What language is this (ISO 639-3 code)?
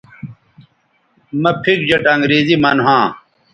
btv